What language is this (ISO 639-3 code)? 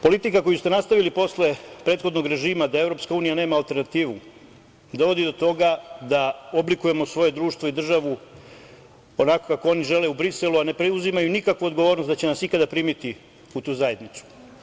srp